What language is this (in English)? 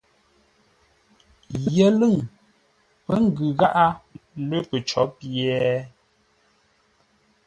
Ngombale